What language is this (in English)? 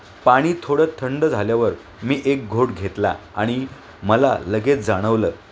Marathi